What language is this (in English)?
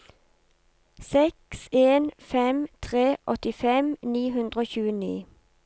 Norwegian